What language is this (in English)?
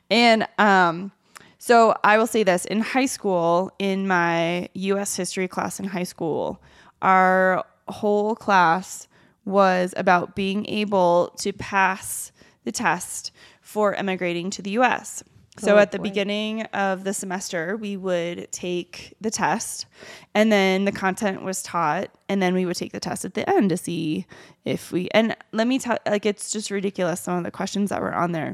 English